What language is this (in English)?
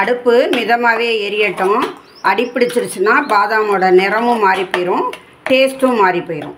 Tamil